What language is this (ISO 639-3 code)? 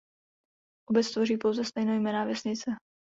ces